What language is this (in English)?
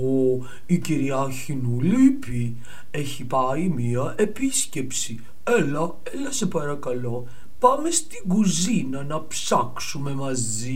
Greek